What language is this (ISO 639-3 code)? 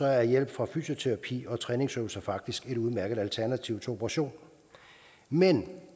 dan